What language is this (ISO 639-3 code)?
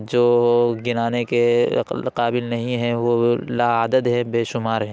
urd